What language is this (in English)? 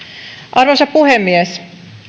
Finnish